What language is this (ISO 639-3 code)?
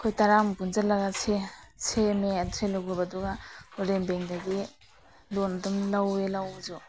mni